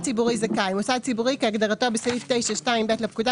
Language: Hebrew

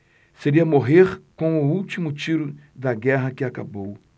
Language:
Portuguese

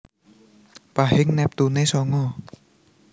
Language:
Javanese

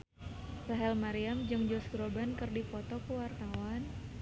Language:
Sundanese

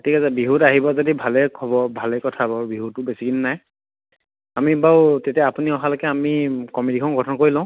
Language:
Assamese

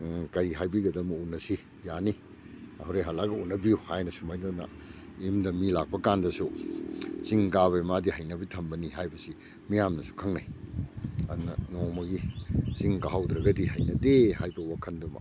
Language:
Manipuri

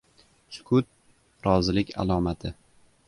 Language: Uzbek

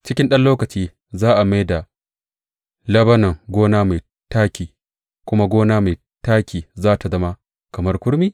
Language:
Hausa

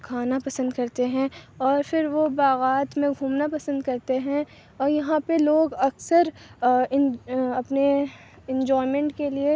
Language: Urdu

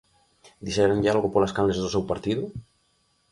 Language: Galician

